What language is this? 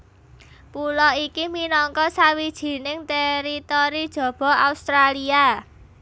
Javanese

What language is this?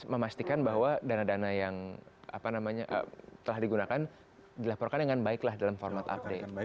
Indonesian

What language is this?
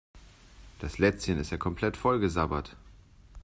German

